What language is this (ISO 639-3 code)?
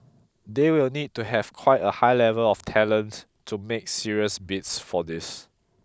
eng